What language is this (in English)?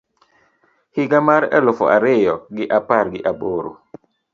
Luo (Kenya and Tanzania)